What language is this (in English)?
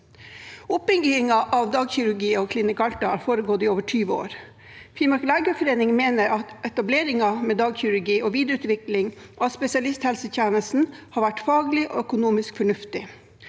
Norwegian